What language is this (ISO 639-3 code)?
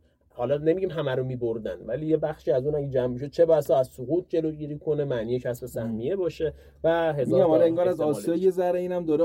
fas